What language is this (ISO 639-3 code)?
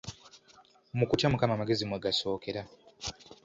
lug